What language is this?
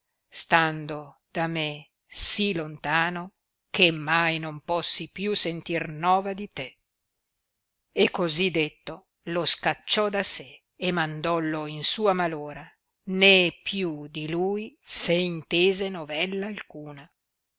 Italian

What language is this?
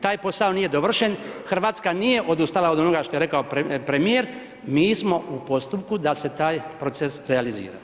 Croatian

